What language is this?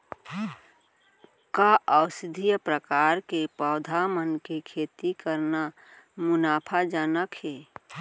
Chhattisgarhi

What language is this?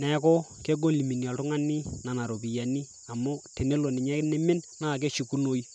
Masai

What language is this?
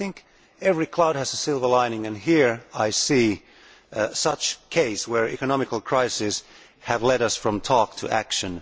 English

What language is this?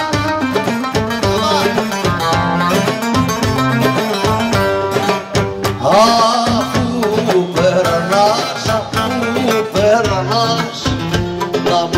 Arabic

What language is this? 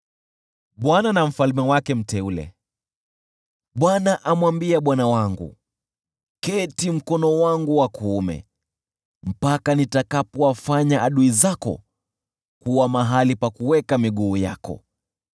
Swahili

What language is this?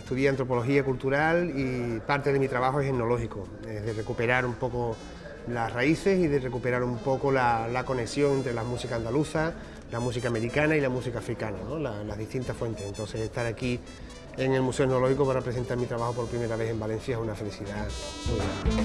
Spanish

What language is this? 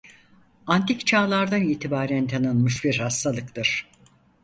Turkish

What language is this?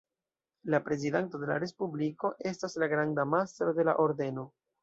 Esperanto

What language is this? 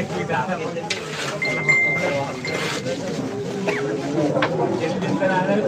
Filipino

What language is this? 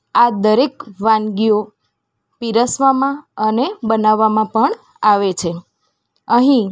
Gujarati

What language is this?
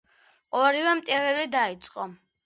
Georgian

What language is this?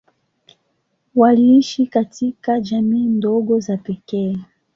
Swahili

